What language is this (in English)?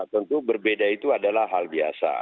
Indonesian